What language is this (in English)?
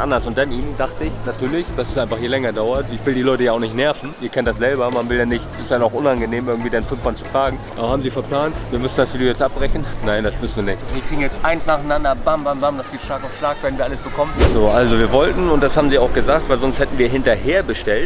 German